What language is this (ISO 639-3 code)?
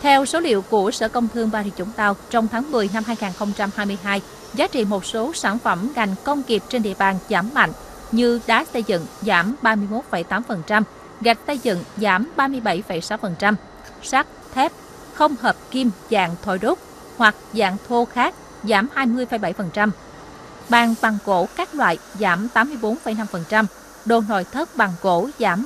vie